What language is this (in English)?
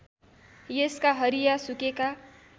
Nepali